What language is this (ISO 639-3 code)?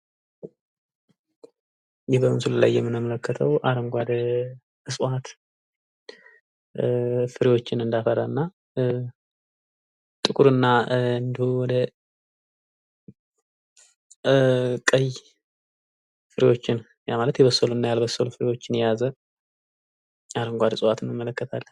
amh